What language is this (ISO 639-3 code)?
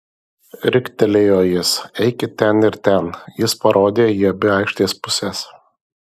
lit